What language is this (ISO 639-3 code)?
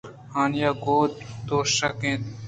bgp